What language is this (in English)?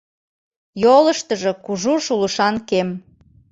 Mari